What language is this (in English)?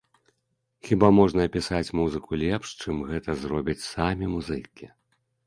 Belarusian